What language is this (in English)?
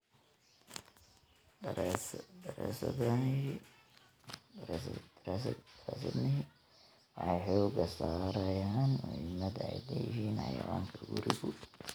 Somali